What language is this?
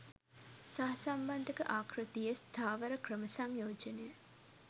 Sinhala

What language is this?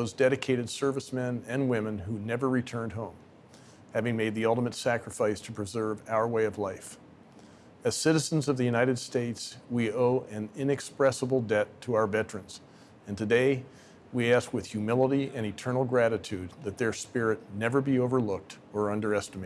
English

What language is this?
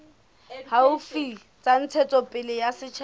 Southern Sotho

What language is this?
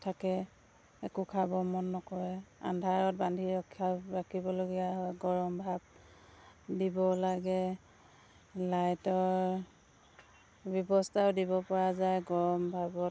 Assamese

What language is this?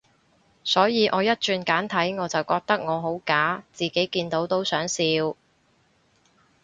Cantonese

